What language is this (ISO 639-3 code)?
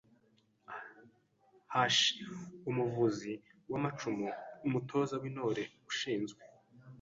kin